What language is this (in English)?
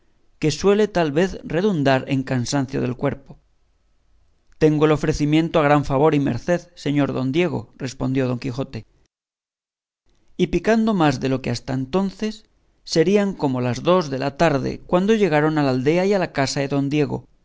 Spanish